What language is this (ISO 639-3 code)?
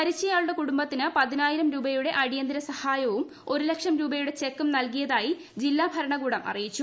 mal